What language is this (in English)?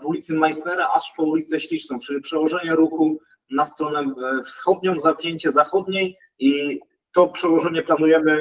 Polish